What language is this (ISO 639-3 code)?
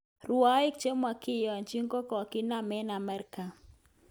kln